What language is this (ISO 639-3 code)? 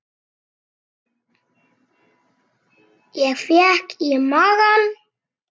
isl